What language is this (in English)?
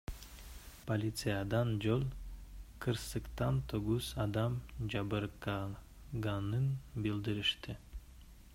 Kyrgyz